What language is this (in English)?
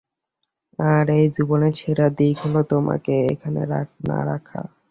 Bangla